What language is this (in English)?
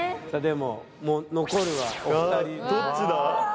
Japanese